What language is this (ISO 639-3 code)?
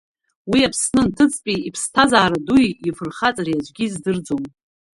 abk